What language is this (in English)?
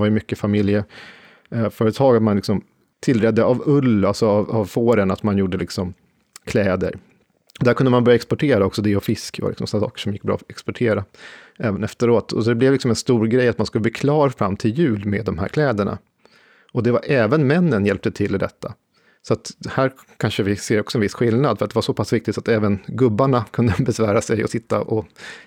Swedish